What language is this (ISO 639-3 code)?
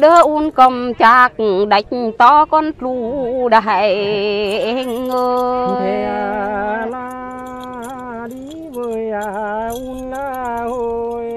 vie